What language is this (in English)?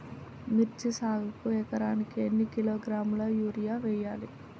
Telugu